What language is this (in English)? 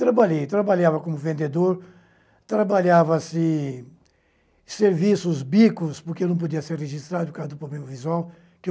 Portuguese